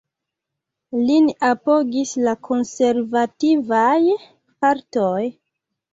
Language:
Esperanto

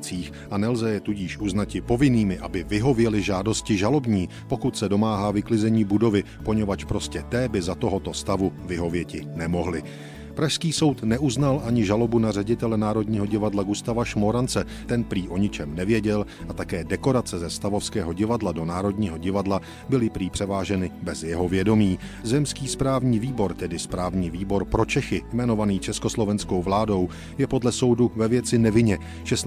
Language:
Czech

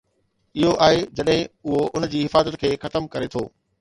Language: Sindhi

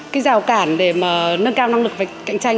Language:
Vietnamese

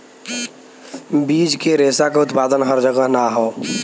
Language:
Bhojpuri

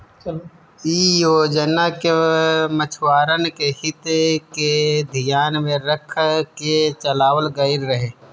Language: Bhojpuri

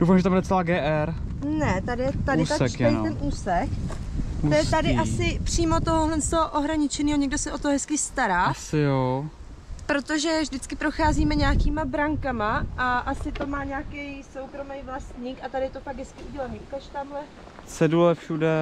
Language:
Czech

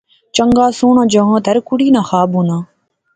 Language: Pahari-Potwari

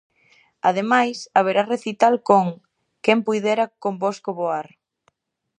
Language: Galician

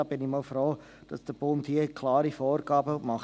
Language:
Swiss German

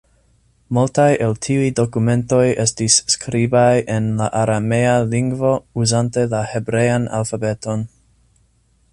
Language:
Esperanto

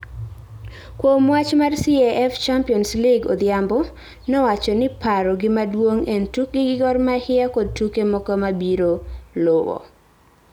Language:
Luo (Kenya and Tanzania)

